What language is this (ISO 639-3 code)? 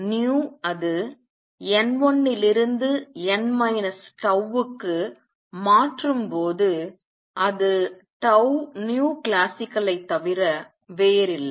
tam